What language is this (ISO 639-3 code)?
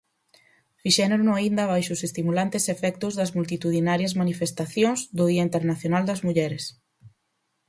glg